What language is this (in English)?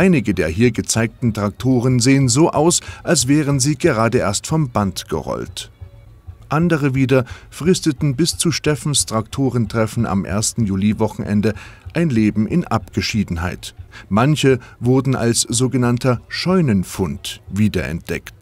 German